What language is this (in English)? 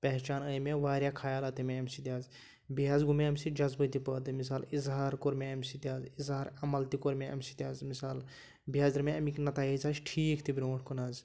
Kashmiri